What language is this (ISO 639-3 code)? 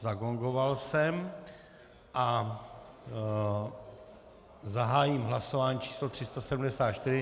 ces